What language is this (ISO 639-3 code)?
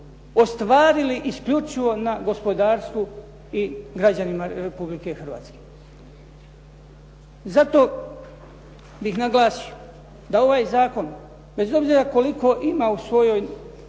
hrv